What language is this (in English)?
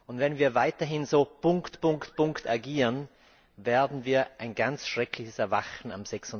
German